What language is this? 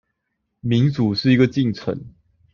Chinese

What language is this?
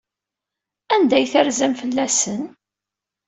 Kabyle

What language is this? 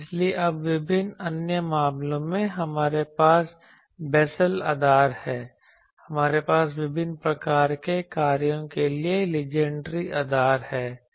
Hindi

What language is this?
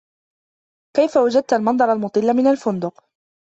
Arabic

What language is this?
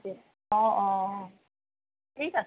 Assamese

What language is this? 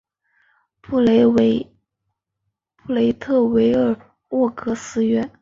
Chinese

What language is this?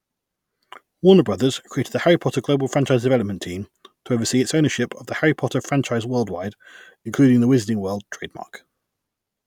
English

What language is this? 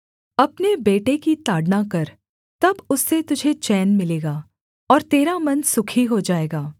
Hindi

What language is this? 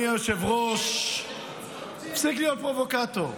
Hebrew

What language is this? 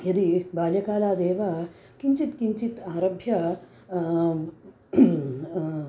Sanskrit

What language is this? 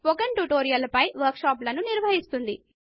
Telugu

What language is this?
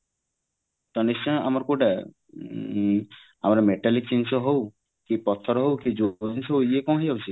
Odia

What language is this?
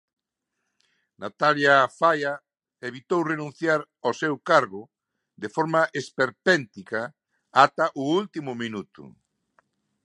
Galician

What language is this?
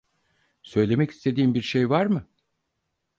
Turkish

